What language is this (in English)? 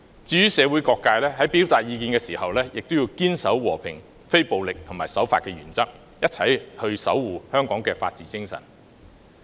Cantonese